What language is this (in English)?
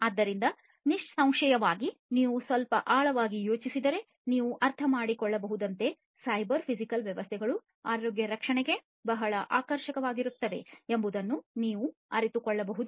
Kannada